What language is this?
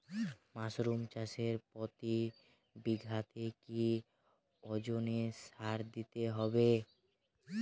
Bangla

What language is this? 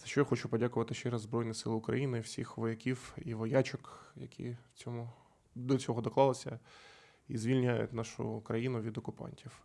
Ukrainian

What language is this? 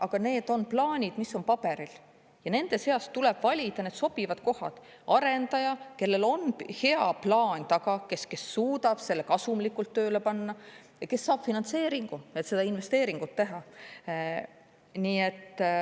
Estonian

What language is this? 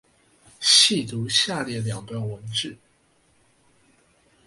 Chinese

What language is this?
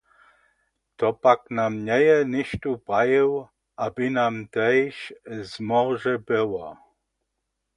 Upper Sorbian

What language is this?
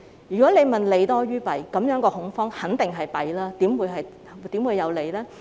Cantonese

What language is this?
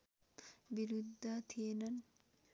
Nepali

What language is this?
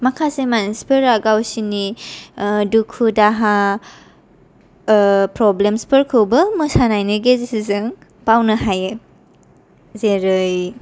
Bodo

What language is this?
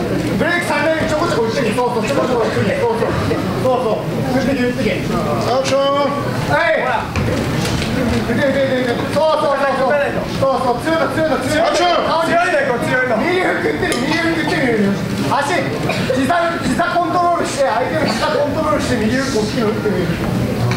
Japanese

